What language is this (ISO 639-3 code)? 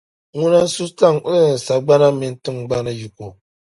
dag